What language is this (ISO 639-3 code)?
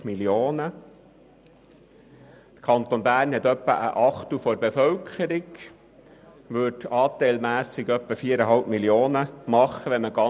gsw